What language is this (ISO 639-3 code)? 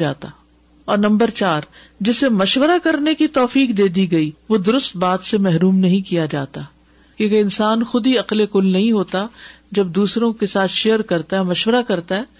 urd